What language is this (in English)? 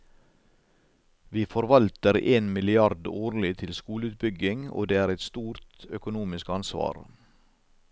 Norwegian